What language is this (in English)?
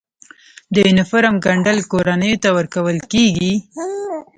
Pashto